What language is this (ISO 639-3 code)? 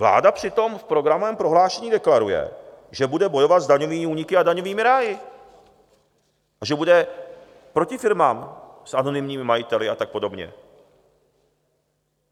ces